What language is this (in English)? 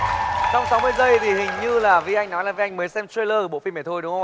Vietnamese